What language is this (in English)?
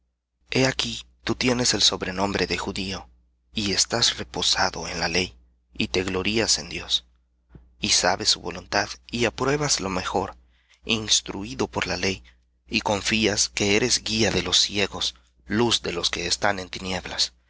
Spanish